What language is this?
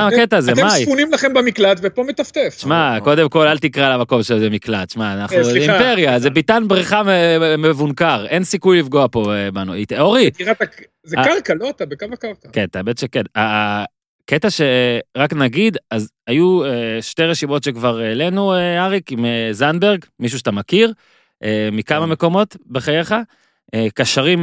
Hebrew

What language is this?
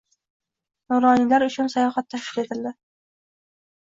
Uzbek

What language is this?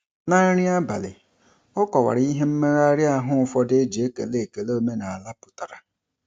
Igbo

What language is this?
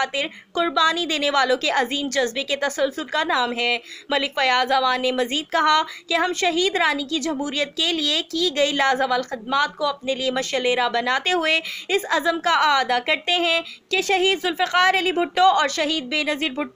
Hindi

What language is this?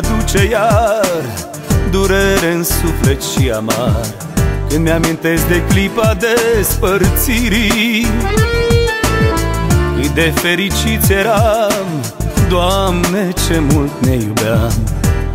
Romanian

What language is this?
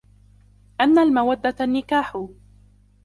Arabic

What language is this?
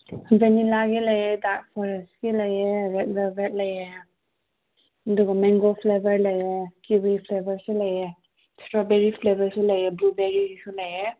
Manipuri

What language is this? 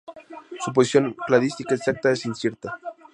Spanish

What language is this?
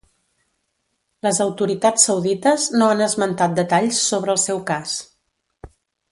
Catalan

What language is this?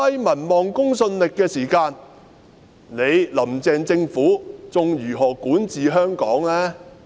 Cantonese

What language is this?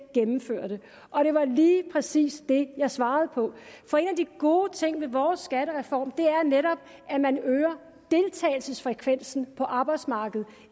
Danish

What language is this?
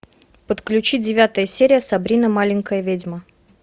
Russian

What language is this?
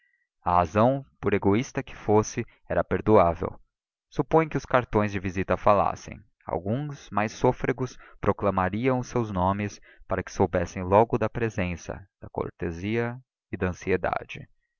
Portuguese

